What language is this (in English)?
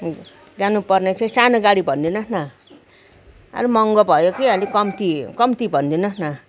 Nepali